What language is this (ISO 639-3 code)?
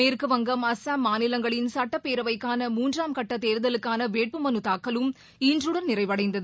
tam